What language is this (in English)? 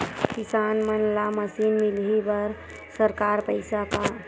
Chhattisgarhi